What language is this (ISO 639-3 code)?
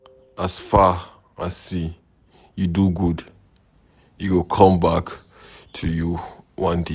pcm